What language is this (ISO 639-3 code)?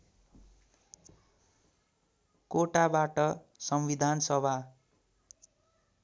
nep